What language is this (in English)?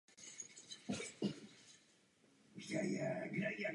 Czech